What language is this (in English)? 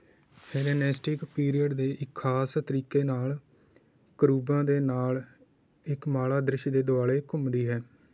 Punjabi